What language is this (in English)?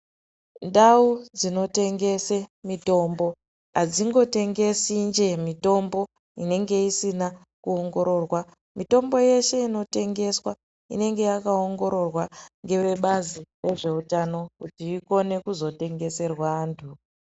Ndau